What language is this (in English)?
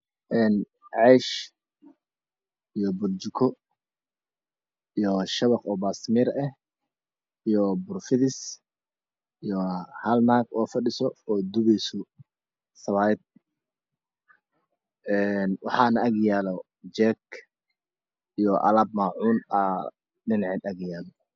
Somali